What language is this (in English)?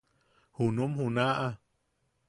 Yaqui